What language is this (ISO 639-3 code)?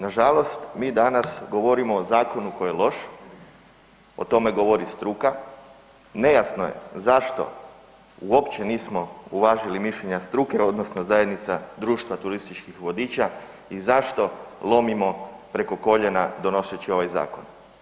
hrv